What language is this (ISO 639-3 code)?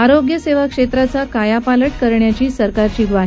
mar